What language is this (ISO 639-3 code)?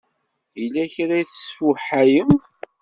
kab